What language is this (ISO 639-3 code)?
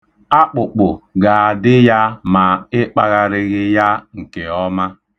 ibo